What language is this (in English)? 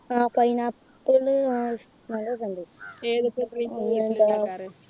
Malayalam